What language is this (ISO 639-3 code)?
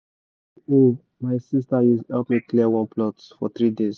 pcm